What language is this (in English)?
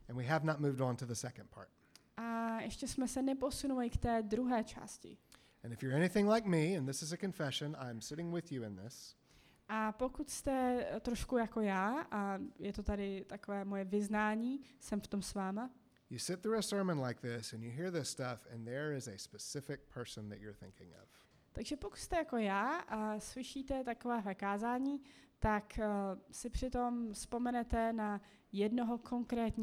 Czech